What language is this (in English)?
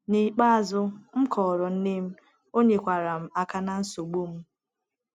Igbo